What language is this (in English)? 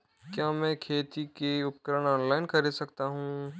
Hindi